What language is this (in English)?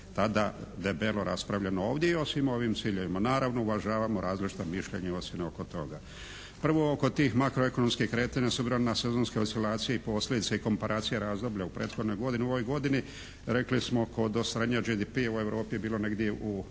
Croatian